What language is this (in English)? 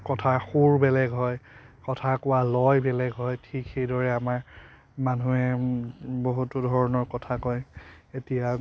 Assamese